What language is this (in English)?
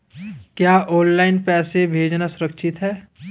Hindi